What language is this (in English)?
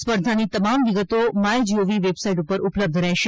Gujarati